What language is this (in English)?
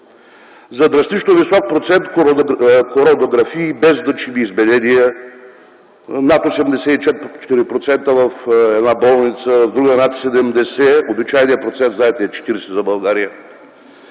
Bulgarian